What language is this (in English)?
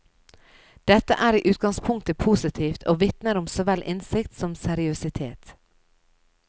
Norwegian